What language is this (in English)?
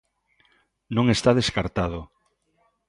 Galician